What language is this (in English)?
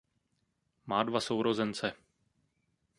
Czech